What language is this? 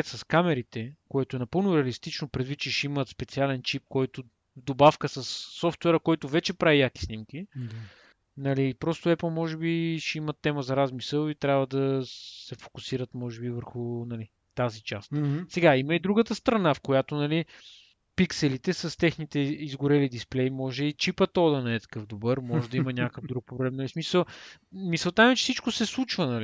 Bulgarian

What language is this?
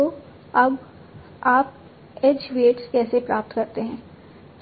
Hindi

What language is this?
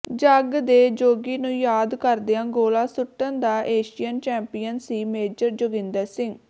Punjabi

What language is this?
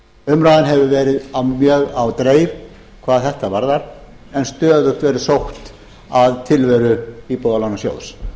Icelandic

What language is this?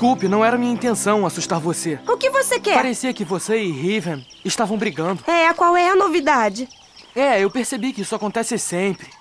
Portuguese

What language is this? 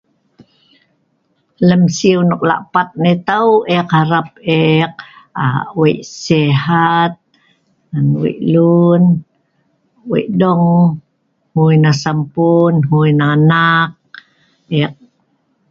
Sa'ban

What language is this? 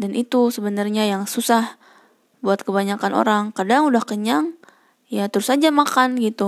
Indonesian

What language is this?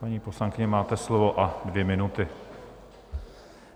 Czech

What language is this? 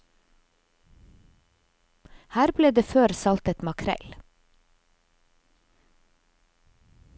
Norwegian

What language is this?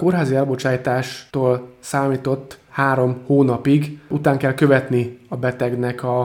Hungarian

